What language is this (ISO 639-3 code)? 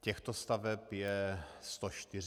ces